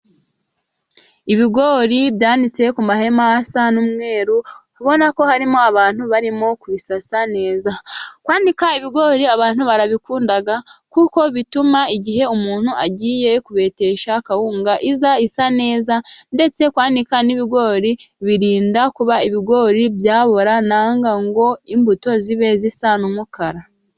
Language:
Kinyarwanda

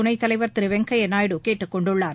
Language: Tamil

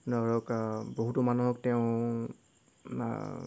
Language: Assamese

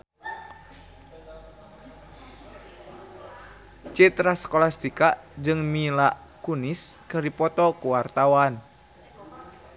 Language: Sundanese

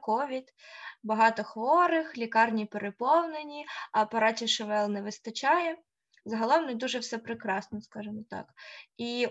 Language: Ukrainian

